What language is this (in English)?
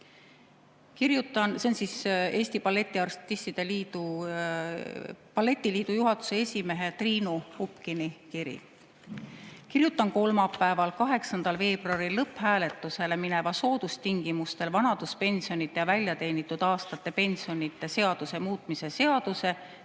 Estonian